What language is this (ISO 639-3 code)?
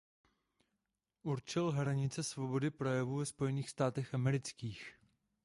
ces